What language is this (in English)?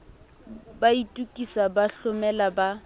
Southern Sotho